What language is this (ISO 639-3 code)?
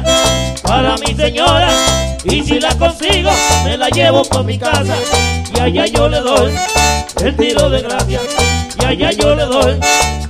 spa